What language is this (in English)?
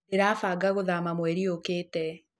Kikuyu